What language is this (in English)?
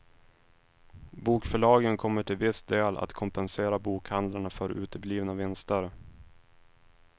Swedish